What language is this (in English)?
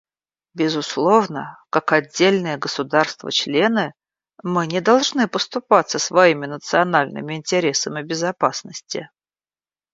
Russian